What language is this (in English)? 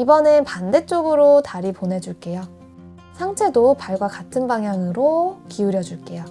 Korean